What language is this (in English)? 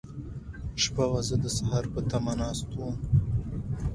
Pashto